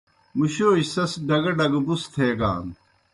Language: Kohistani Shina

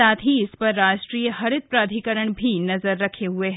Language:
Hindi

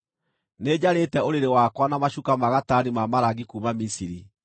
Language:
Kikuyu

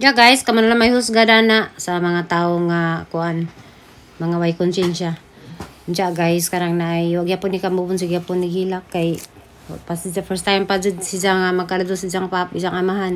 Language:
Filipino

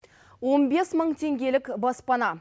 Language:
Kazakh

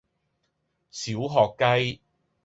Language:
Cantonese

